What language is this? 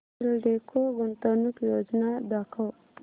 Marathi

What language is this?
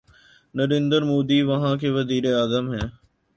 Urdu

